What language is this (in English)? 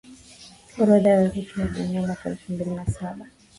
Swahili